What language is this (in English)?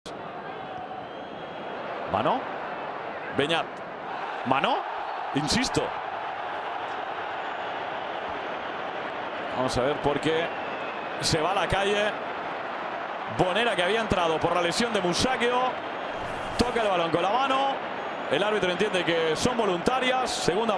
Spanish